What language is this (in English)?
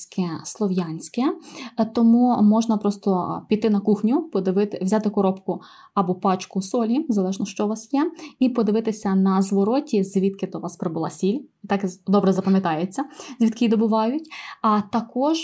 Ukrainian